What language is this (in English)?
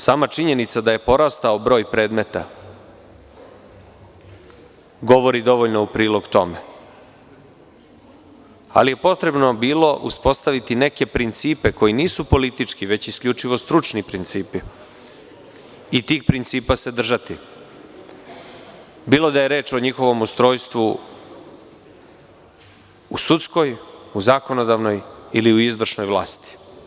Serbian